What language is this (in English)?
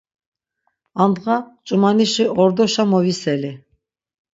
Laz